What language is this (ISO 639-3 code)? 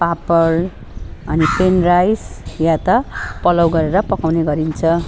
nep